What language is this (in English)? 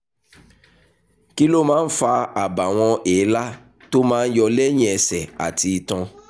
Yoruba